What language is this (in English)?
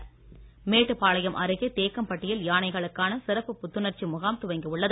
Tamil